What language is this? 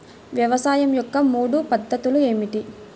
Telugu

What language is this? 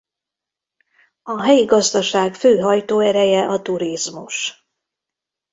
Hungarian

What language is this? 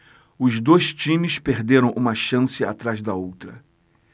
Portuguese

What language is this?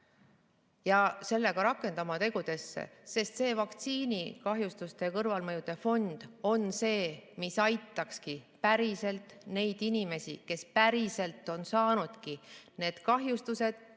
Estonian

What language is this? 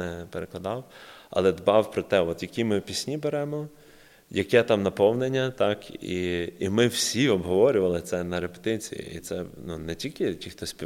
Ukrainian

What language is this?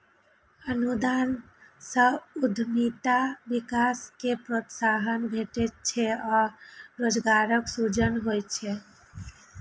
Maithili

